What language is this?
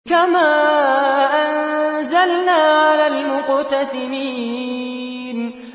Arabic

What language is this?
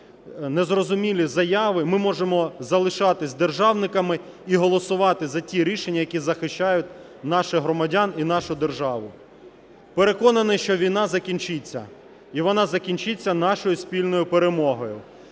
Ukrainian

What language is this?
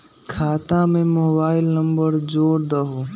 Magahi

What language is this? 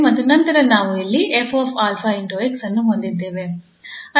Kannada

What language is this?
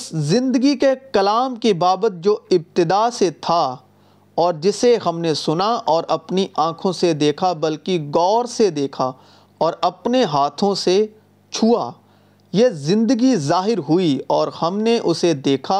Urdu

